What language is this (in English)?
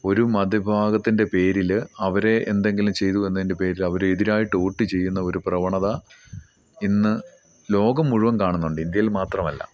Malayalam